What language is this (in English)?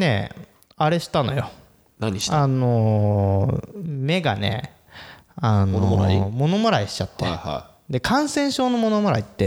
Japanese